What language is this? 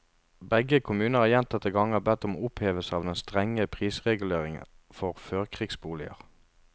Norwegian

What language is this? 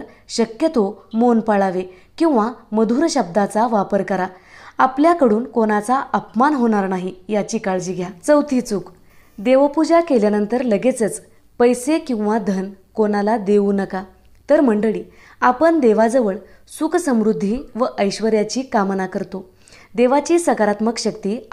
Marathi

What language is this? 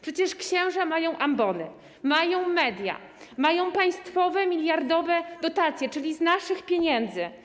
Polish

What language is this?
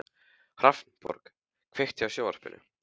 Icelandic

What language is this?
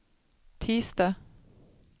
Swedish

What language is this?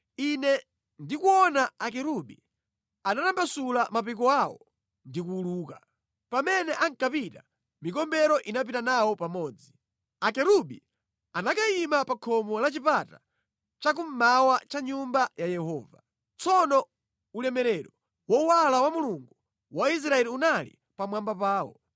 Nyanja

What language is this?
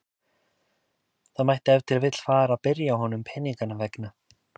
Icelandic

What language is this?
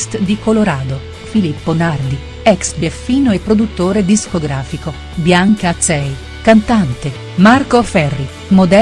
Italian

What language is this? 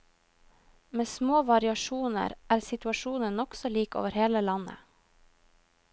Norwegian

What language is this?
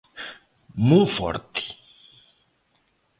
Galician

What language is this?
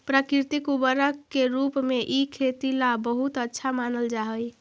Magahi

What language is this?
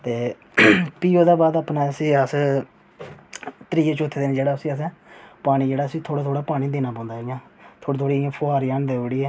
Dogri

